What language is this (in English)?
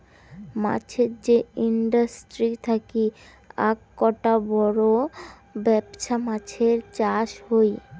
Bangla